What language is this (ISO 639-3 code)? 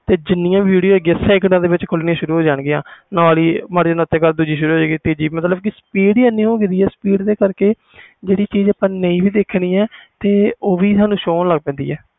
pan